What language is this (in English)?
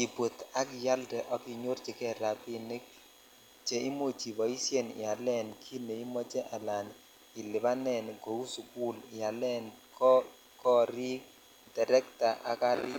Kalenjin